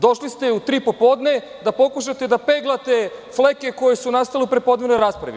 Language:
Serbian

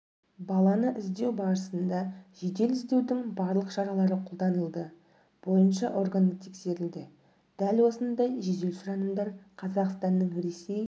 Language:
Kazakh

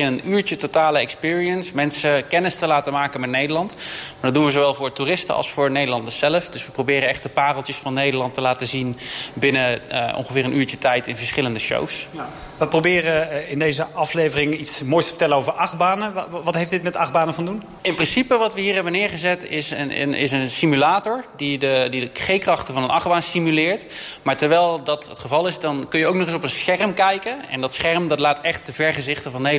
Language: Dutch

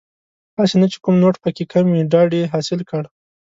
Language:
Pashto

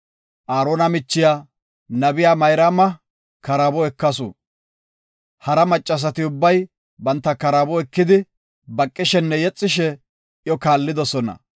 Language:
Gofa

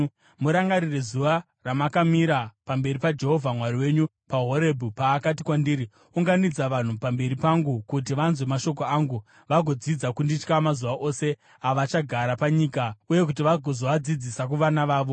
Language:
Shona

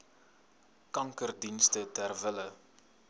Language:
Afrikaans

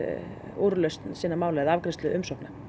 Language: Icelandic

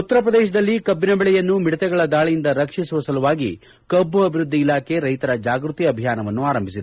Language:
Kannada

